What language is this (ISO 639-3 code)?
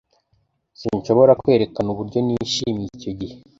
kin